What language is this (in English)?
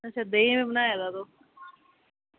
Dogri